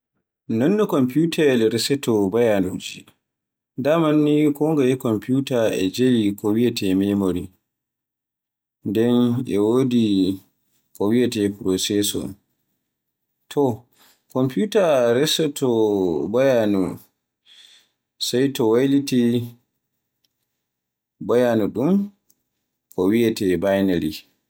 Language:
Borgu Fulfulde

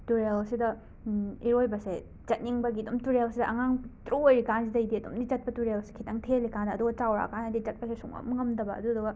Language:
Manipuri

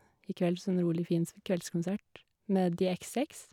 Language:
Norwegian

